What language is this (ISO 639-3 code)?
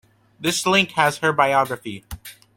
eng